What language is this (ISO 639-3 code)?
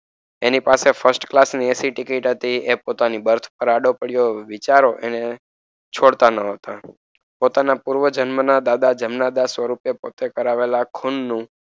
guj